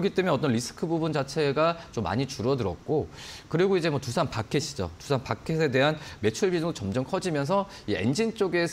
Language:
Korean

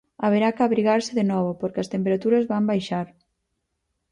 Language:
Galician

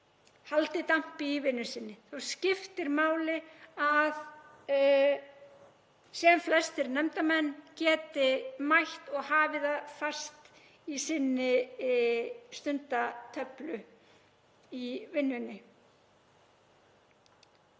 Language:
Icelandic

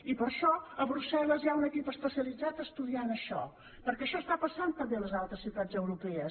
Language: Catalan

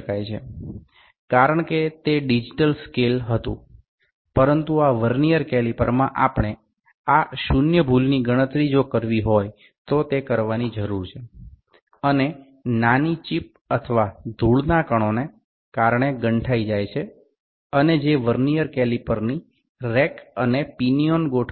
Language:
Gujarati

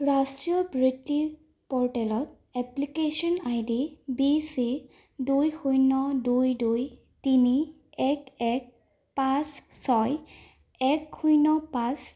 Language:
Assamese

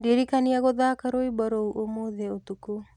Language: Kikuyu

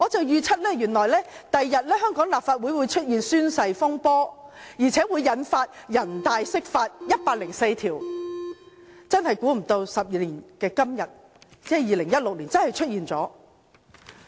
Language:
Cantonese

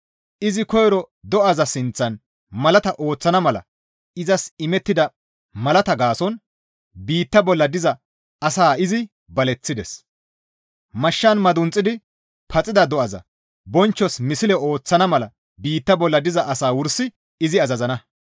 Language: Gamo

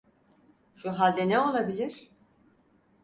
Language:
Turkish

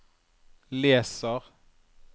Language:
Norwegian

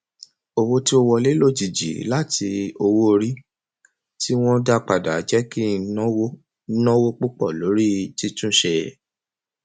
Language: Yoruba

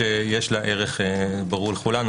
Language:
Hebrew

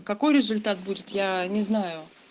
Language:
Russian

